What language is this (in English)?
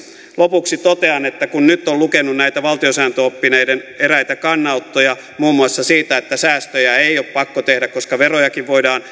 Finnish